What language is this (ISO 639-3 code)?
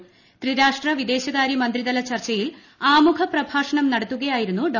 mal